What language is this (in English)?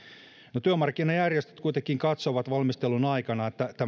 Finnish